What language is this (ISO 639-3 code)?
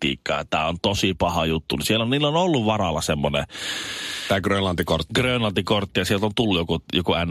fin